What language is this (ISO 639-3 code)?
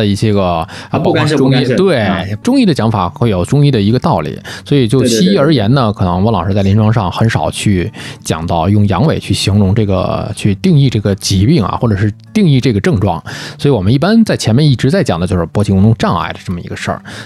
zho